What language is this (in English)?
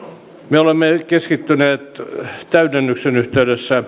Finnish